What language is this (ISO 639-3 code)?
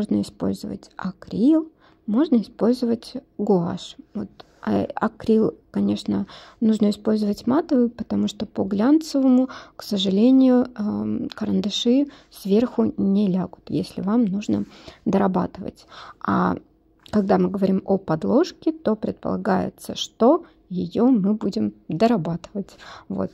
rus